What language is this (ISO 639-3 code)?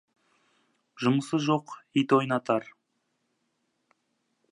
kaz